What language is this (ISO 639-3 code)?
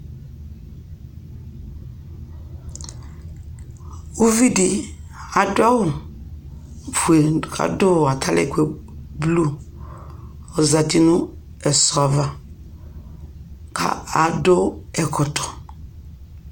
kpo